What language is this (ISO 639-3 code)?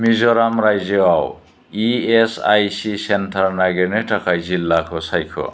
brx